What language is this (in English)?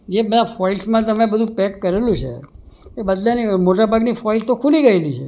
Gujarati